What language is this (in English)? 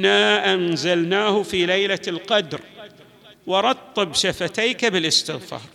Arabic